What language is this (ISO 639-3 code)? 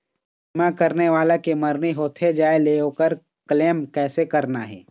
hne